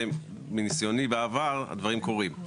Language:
Hebrew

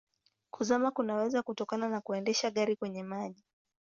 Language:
Swahili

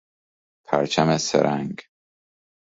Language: Persian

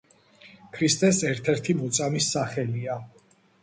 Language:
Georgian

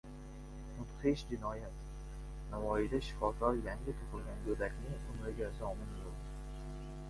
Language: Uzbek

